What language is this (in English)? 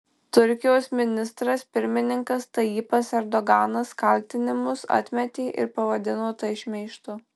Lithuanian